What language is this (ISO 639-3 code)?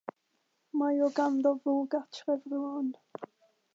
cym